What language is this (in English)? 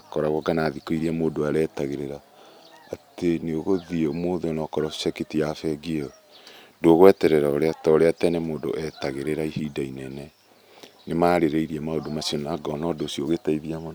Kikuyu